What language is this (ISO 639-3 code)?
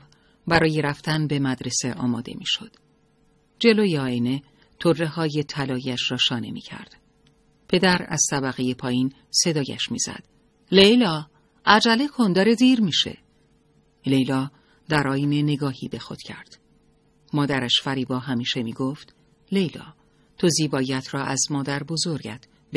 fas